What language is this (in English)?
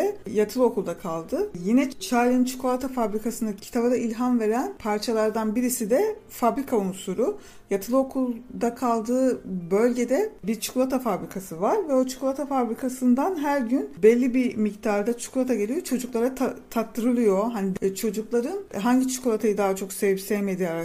Turkish